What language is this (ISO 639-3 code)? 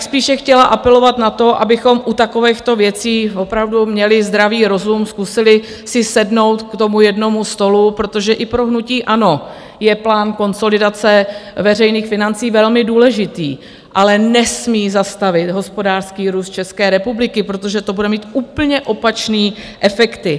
ces